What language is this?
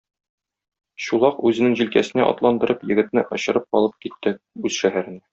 Tatar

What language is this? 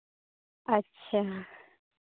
Santali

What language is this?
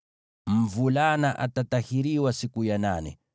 Swahili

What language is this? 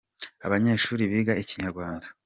Kinyarwanda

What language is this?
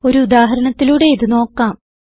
Malayalam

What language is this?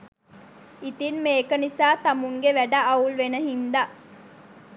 Sinhala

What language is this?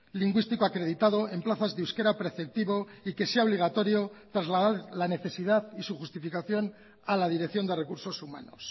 Spanish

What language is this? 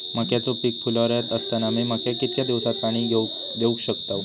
Marathi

